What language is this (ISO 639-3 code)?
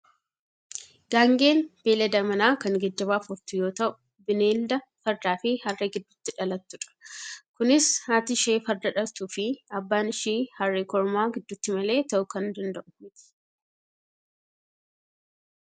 orm